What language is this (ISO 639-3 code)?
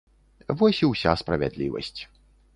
bel